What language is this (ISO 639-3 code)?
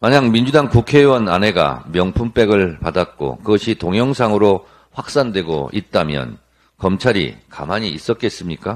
kor